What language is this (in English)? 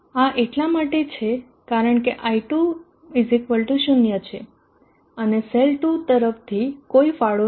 Gujarati